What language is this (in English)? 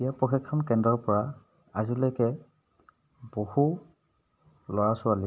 Assamese